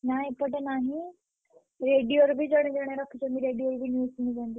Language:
Odia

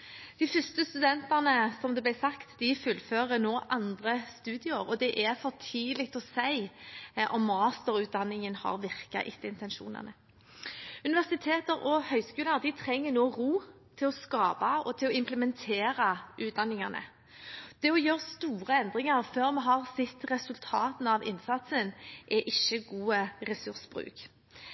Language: Norwegian Bokmål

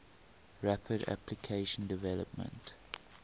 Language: English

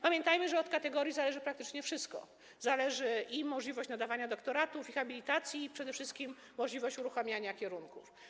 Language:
Polish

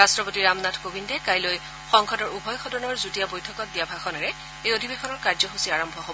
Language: Assamese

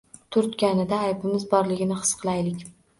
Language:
Uzbek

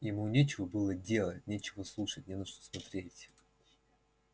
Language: Russian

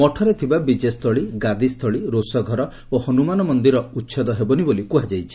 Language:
Odia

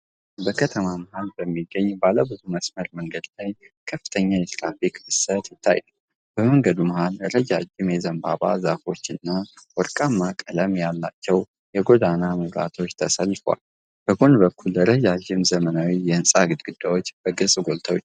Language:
Amharic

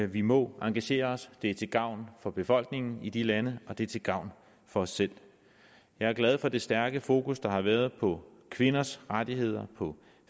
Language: Danish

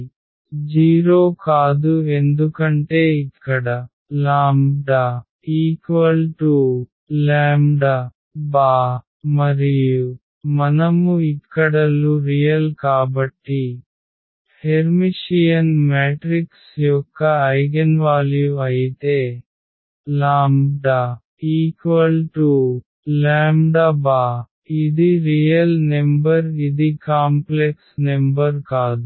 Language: Telugu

